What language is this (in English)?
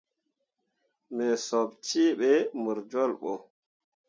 Mundang